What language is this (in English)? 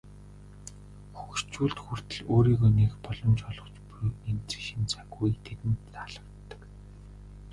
Mongolian